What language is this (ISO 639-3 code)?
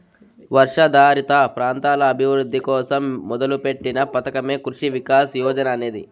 tel